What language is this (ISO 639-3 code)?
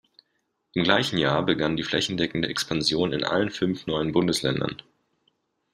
deu